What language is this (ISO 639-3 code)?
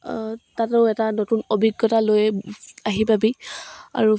asm